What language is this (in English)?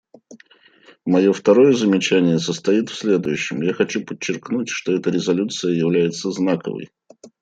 Russian